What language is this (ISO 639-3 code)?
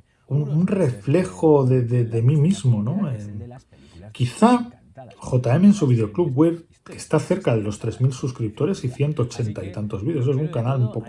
spa